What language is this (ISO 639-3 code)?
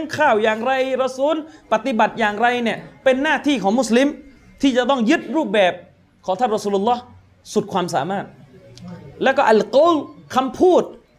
tha